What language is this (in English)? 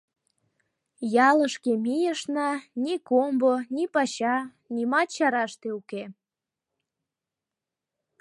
Mari